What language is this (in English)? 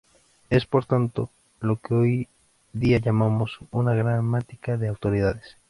Spanish